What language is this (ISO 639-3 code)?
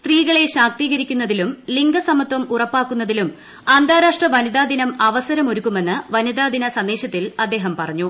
mal